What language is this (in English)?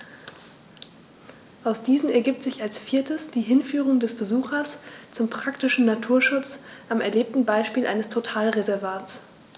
German